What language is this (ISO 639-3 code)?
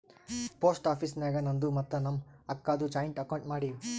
kan